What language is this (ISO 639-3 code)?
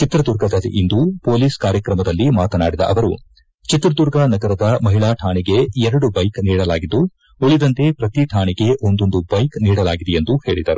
kan